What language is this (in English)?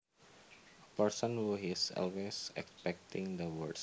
Javanese